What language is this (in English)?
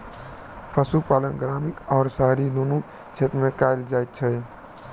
Maithili